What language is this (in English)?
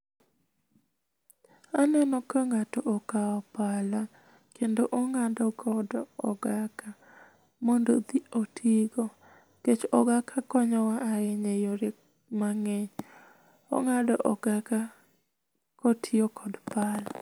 Luo (Kenya and Tanzania)